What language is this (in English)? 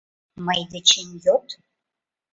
Mari